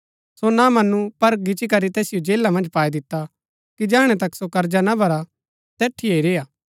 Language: Gaddi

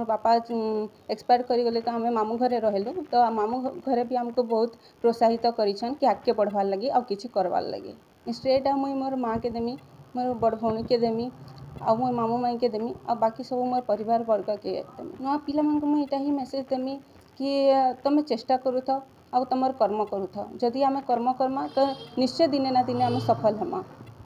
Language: Hindi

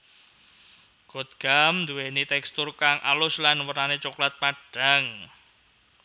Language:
Javanese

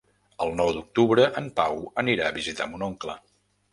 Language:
Catalan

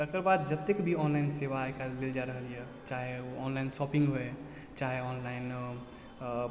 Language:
Maithili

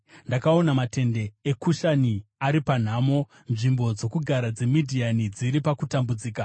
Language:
Shona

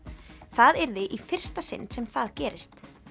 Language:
Icelandic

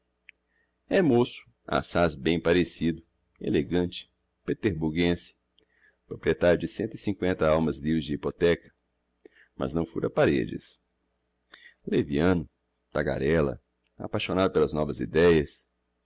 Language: Portuguese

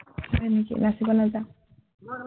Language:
Assamese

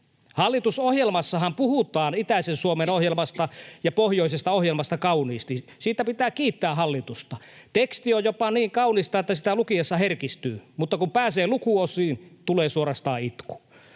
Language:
Finnish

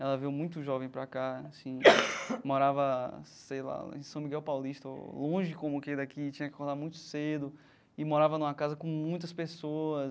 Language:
Portuguese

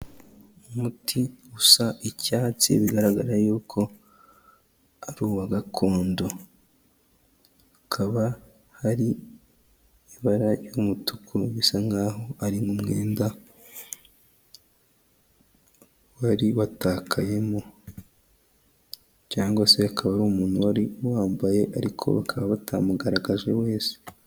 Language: Kinyarwanda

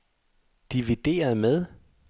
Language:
Danish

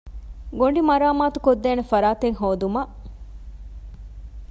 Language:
Divehi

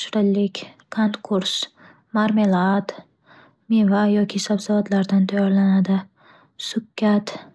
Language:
Uzbek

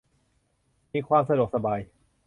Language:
Thai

